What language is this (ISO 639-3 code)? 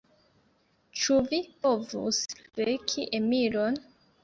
epo